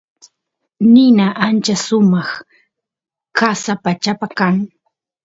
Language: Santiago del Estero Quichua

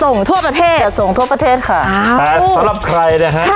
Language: Thai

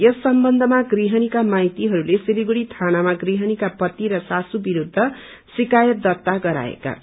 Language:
Nepali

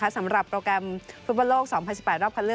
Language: Thai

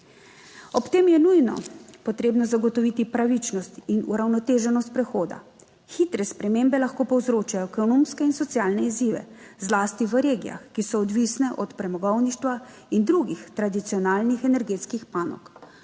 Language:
Slovenian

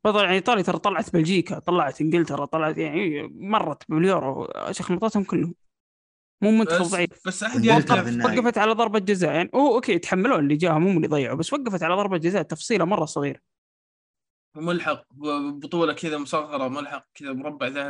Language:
Arabic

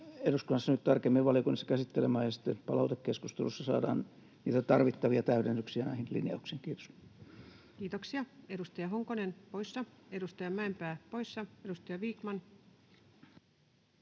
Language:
Finnish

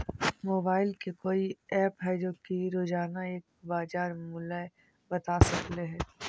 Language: Magahi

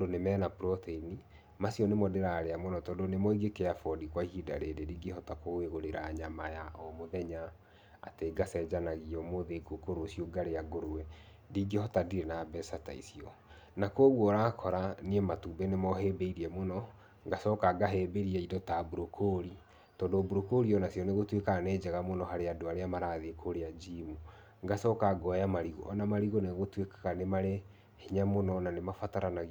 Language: Kikuyu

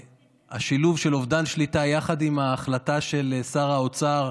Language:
Hebrew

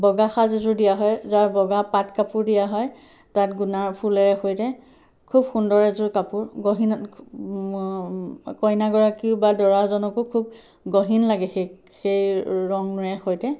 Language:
Assamese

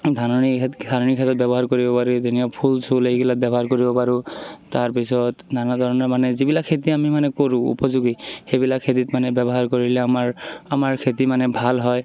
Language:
Assamese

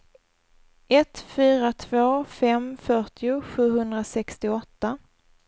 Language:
Swedish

